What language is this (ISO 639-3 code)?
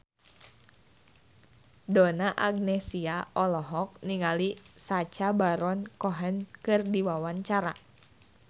sun